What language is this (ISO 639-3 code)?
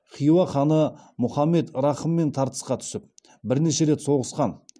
kaz